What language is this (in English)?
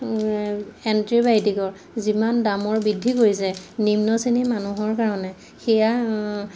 Assamese